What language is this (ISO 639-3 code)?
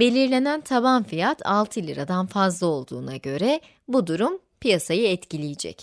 tur